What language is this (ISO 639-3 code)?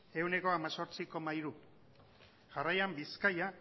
eus